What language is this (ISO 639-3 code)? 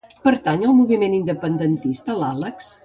cat